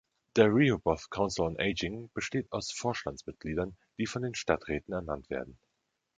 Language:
German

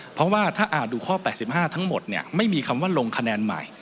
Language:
Thai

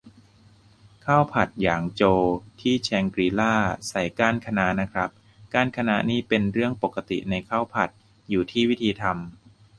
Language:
Thai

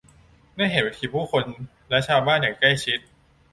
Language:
Thai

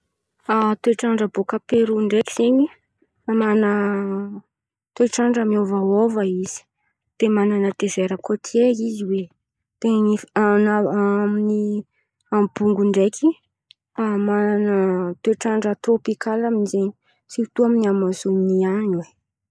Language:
Antankarana Malagasy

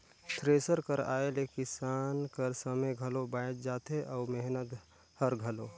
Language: Chhattisgarhi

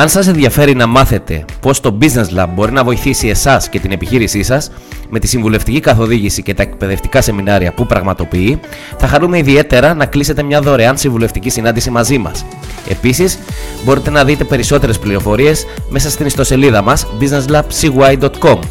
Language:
Greek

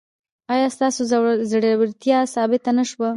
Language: Pashto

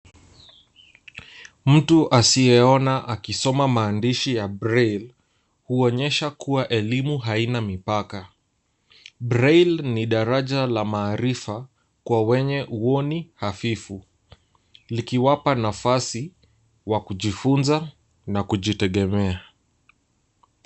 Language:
Swahili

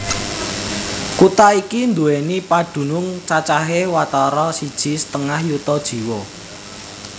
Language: Javanese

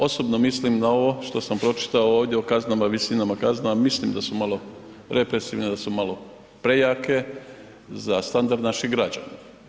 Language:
Croatian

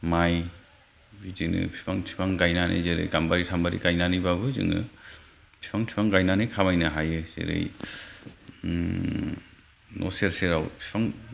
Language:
Bodo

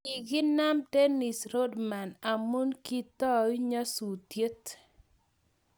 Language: Kalenjin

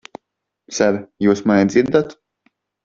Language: Latvian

